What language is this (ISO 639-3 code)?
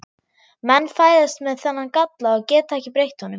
isl